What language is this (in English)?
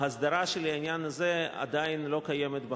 Hebrew